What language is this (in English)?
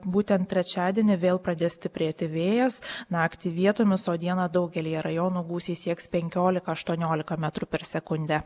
Lithuanian